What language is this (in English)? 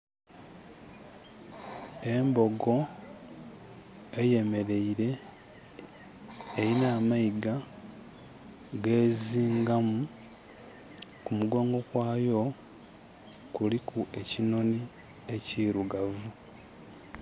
Soga